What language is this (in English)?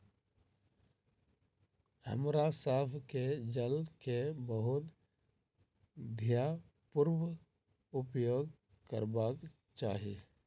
Maithili